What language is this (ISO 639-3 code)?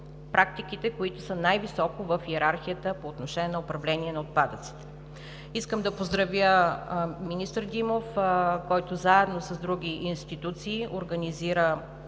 bul